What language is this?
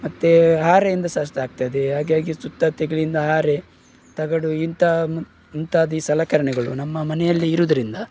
Kannada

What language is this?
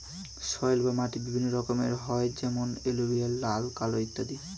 Bangla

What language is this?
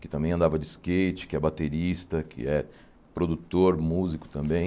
Portuguese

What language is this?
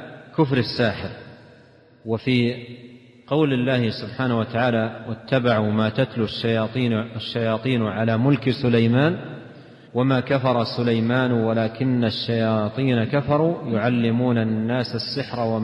Arabic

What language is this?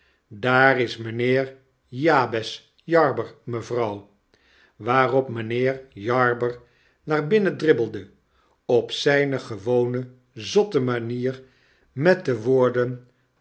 Dutch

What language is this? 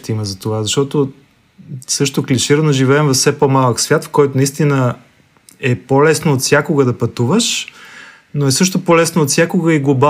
Bulgarian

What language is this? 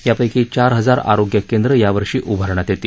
Marathi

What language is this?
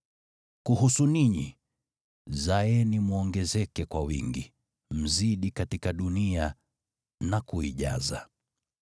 Swahili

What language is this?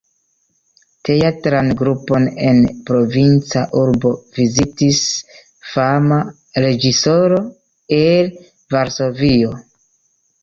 Esperanto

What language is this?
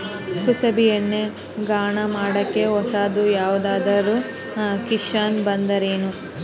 Kannada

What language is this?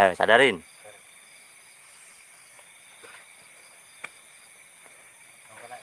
Indonesian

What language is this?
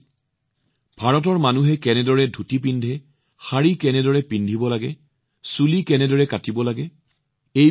Assamese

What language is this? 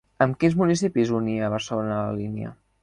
Catalan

